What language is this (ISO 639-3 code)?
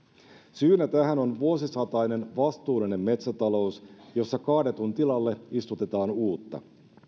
fin